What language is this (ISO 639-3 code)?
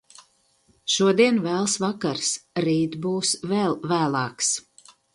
lav